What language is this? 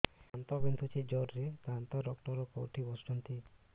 Odia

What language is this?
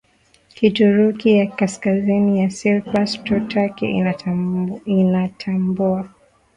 Swahili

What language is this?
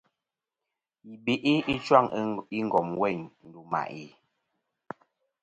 Kom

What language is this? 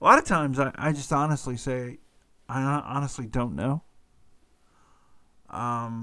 English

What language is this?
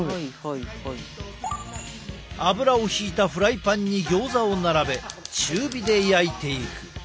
Japanese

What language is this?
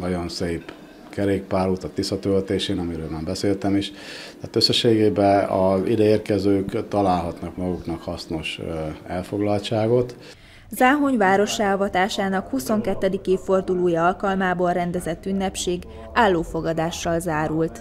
Hungarian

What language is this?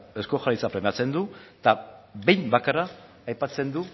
Basque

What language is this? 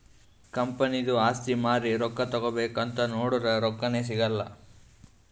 Kannada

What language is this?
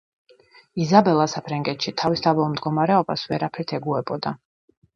Georgian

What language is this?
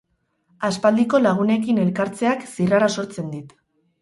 Basque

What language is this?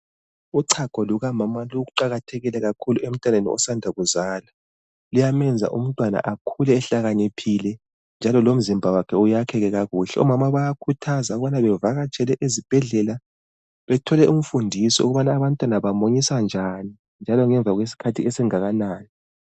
North Ndebele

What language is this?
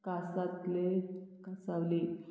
Konkani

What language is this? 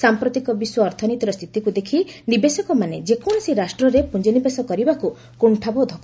Odia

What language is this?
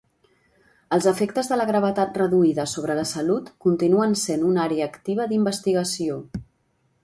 Catalan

